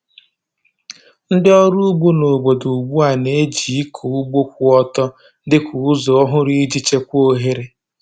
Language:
Igbo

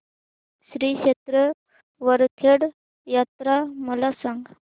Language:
Marathi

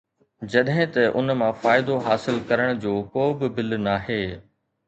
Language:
Sindhi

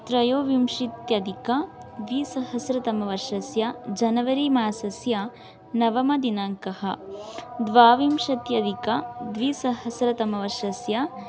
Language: Sanskrit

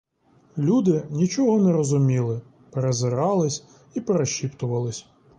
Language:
Ukrainian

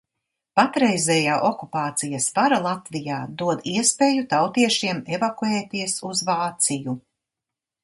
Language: Latvian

